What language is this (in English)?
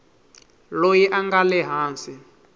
Tsonga